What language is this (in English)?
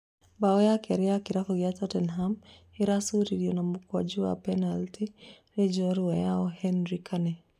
Kikuyu